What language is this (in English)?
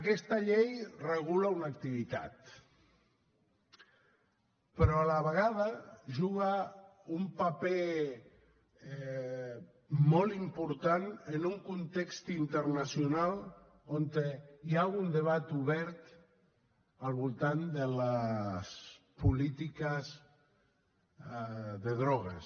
Catalan